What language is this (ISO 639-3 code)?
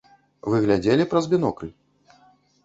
bel